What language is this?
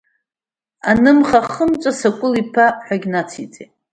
Abkhazian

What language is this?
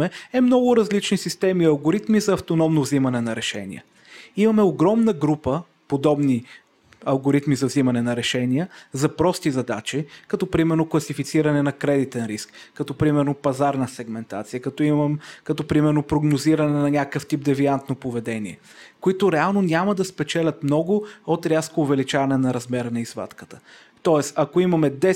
Bulgarian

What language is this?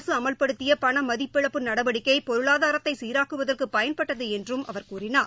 Tamil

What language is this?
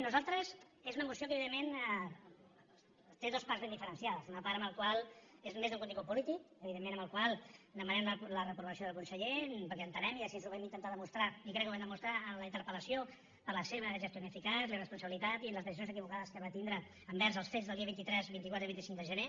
Catalan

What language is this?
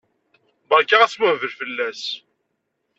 Kabyle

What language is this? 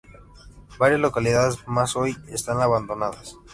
Spanish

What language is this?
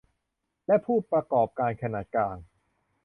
Thai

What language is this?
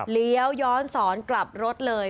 Thai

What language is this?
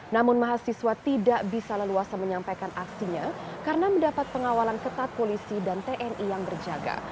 Indonesian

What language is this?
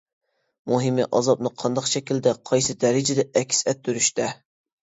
Uyghur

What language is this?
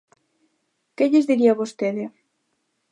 Galician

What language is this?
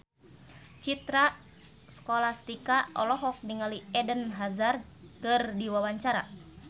Sundanese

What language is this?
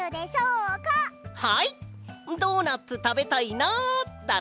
Japanese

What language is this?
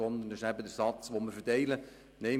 Swiss German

